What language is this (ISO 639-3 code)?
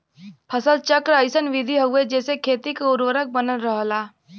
bho